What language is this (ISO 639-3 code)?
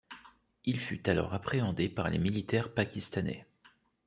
fra